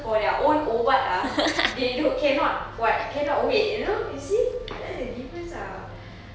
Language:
English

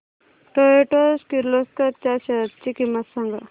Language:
Marathi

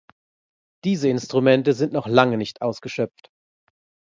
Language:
German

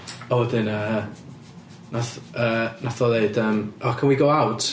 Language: Welsh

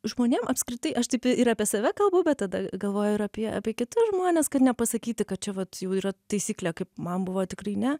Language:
Lithuanian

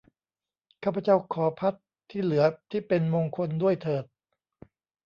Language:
Thai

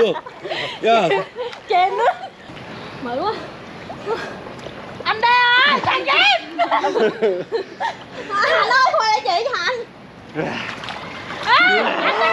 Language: Korean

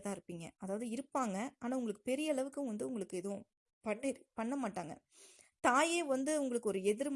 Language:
Tamil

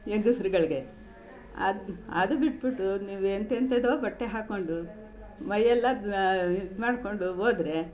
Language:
Kannada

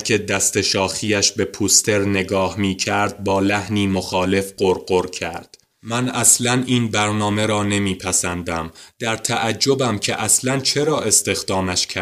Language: Persian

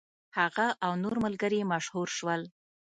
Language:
Pashto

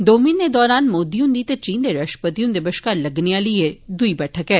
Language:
Dogri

